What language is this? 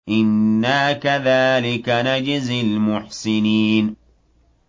Arabic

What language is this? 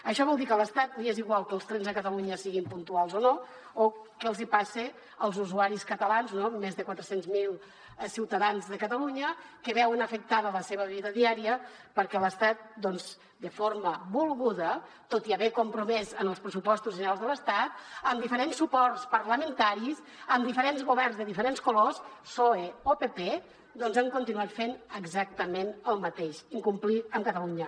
Catalan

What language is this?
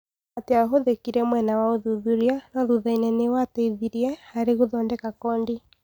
Kikuyu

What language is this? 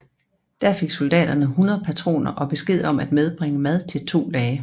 Danish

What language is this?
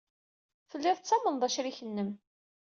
Kabyle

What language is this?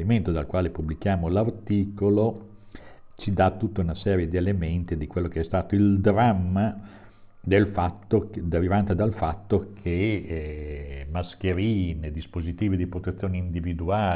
Italian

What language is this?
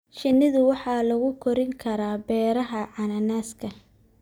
Somali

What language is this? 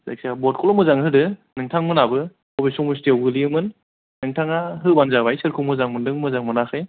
Bodo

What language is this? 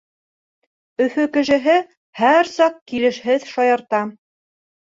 Bashkir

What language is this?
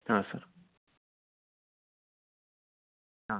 Kannada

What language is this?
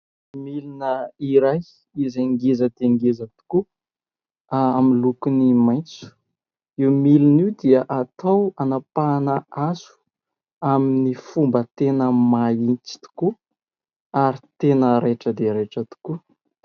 Malagasy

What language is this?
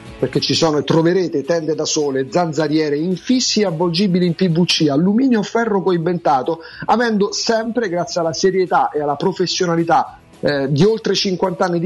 Italian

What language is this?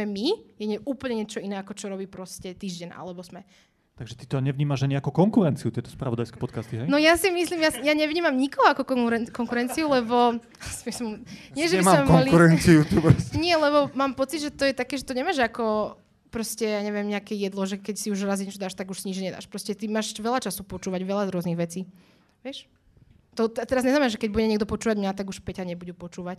Slovak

